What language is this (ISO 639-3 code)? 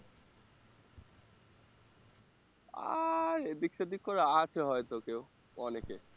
ben